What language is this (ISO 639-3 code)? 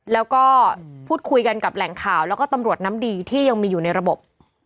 tha